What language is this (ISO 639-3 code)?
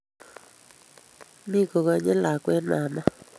kln